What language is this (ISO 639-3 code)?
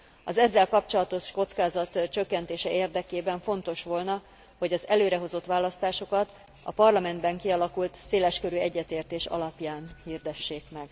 hun